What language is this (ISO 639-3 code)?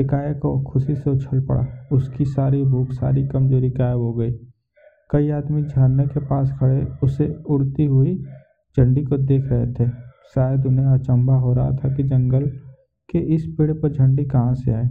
hin